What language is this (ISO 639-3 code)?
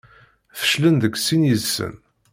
kab